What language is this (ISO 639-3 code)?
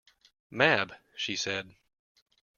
eng